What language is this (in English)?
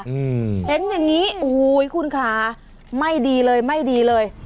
Thai